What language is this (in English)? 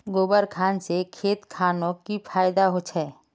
Magahi